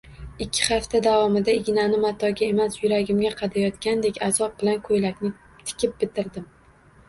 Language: Uzbek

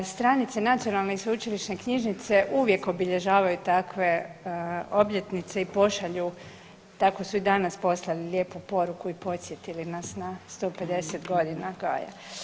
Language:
Croatian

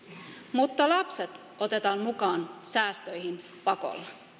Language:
Finnish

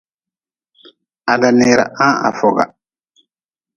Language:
Nawdm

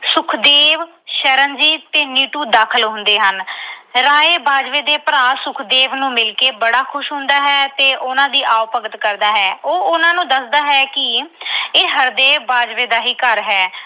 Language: Punjabi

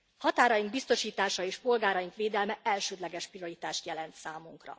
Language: Hungarian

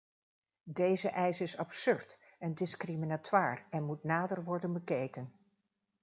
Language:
Dutch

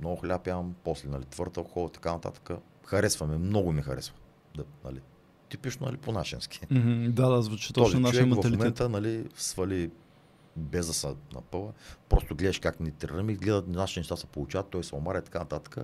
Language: Bulgarian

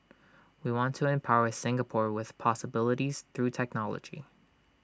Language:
English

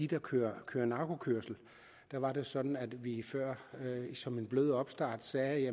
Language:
Danish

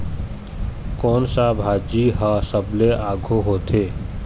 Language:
Chhattisgarhi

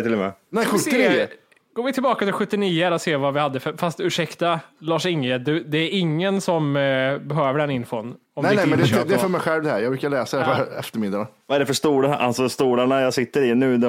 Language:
Swedish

